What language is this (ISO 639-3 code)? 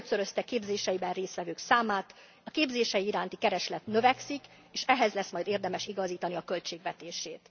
hun